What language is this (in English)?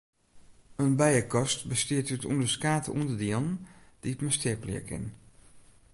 Western Frisian